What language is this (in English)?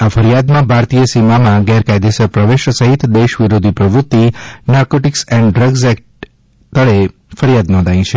Gujarati